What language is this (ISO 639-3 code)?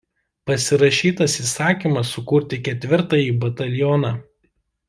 lit